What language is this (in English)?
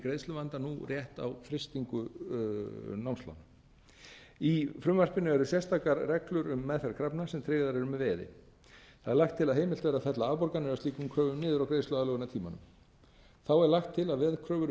Icelandic